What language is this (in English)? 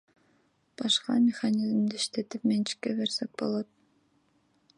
Kyrgyz